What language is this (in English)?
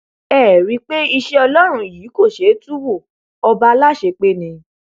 Yoruba